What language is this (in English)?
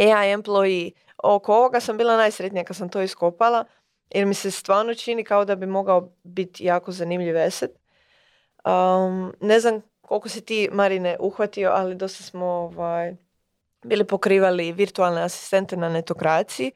Croatian